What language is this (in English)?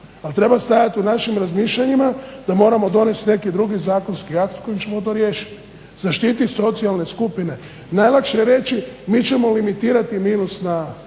Croatian